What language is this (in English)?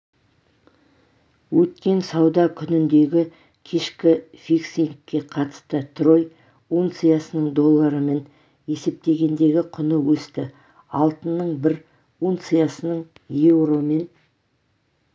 Kazakh